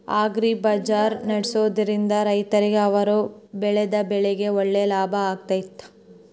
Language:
Kannada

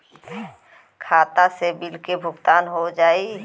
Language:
Bhojpuri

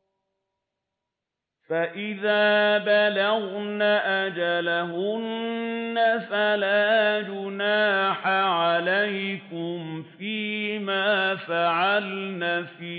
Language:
Arabic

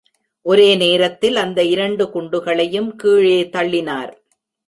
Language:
Tamil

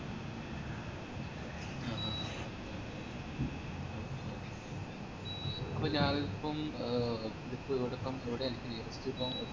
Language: Malayalam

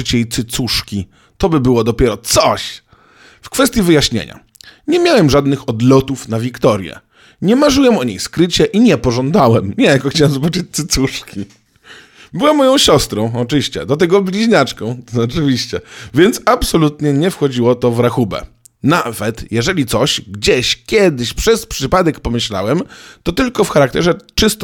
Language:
Polish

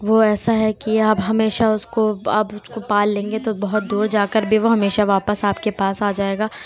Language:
Urdu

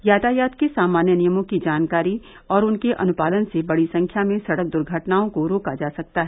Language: Hindi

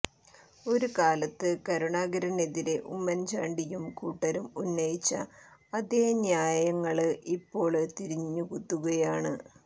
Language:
Malayalam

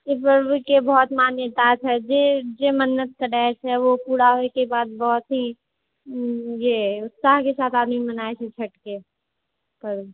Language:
Maithili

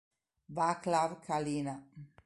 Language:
Italian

